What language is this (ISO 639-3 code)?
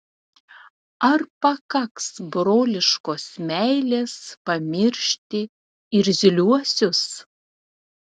lit